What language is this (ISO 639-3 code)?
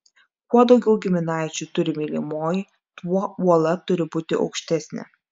lit